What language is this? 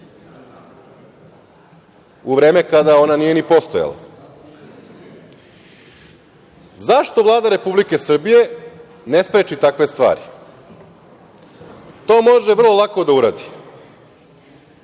Serbian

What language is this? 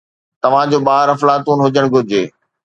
Sindhi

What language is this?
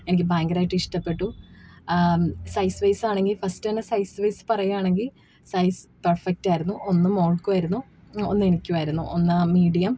Malayalam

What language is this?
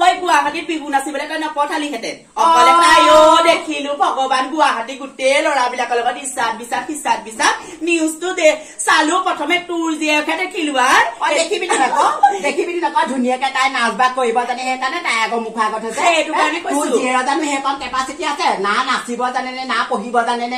Thai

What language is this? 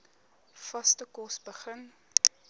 Afrikaans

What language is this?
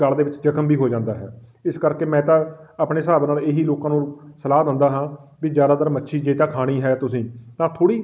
Punjabi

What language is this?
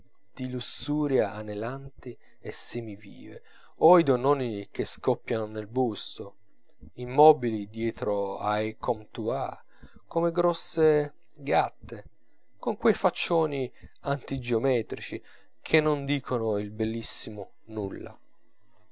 Italian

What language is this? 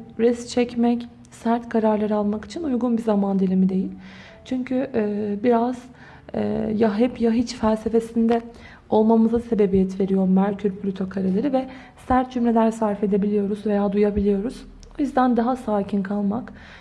Turkish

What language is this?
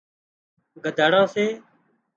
Wadiyara Koli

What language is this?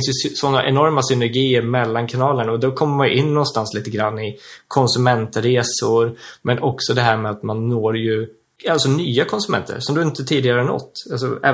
Swedish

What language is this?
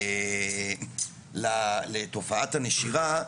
Hebrew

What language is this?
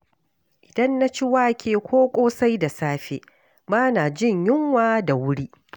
Hausa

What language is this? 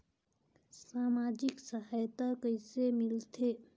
Chhattisgarhi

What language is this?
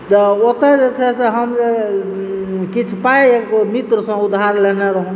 Maithili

